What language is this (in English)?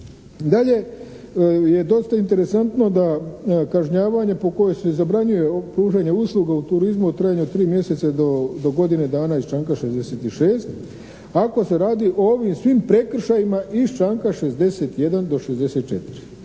Croatian